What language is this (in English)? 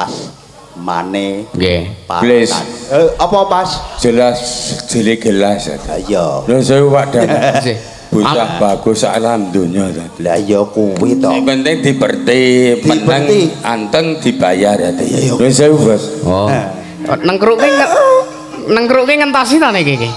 Indonesian